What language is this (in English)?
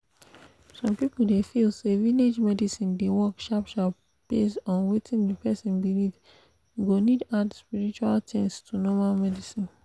Nigerian Pidgin